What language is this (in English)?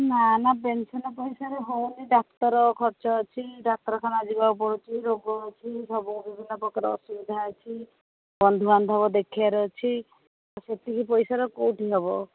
Odia